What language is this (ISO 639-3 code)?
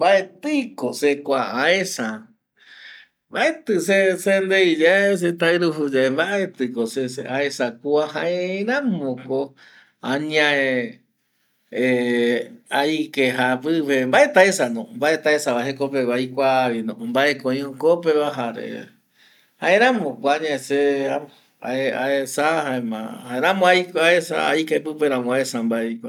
gui